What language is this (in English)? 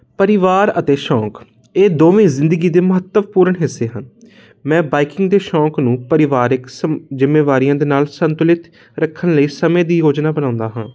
Punjabi